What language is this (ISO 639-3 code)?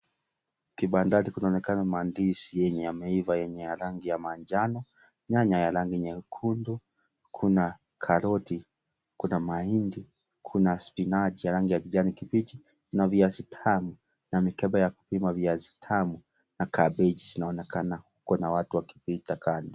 swa